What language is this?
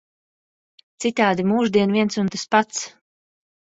Latvian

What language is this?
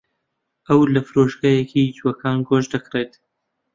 Central Kurdish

